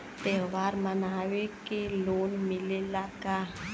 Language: Bhojpuri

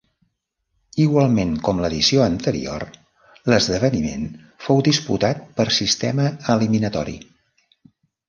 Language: Catalan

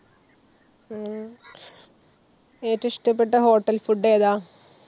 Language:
Malayalam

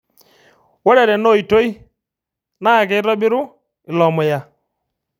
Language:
Masai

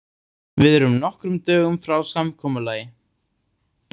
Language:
Icelandic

